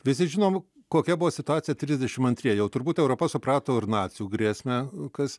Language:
Lithuanian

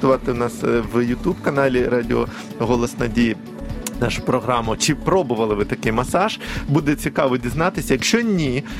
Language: Ukrainian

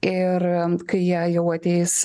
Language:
Lithuanian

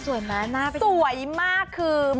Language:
Thai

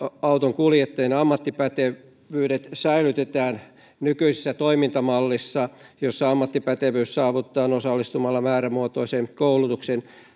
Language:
Finnish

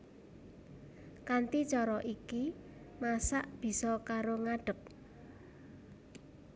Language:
Javanese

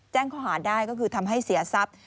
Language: Thai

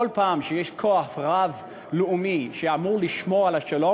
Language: Hebrew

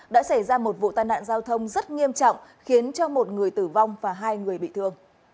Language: Vietnamese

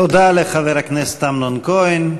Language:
Hebrew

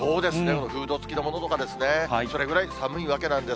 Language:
Japanese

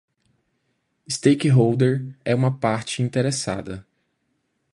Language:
Portuguese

